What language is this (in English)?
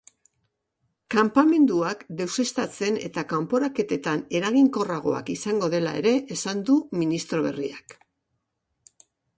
Basque